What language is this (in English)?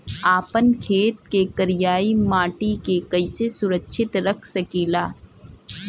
Bhojpuri